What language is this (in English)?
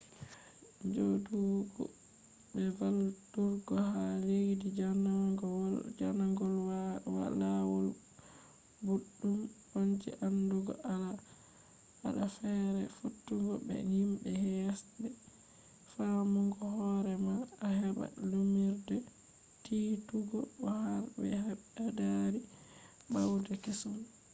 Fula